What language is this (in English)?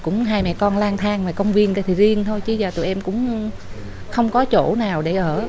Vietnamese